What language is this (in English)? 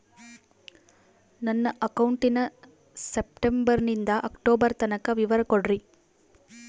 Kannada